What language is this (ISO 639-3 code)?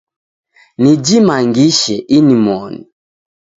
dav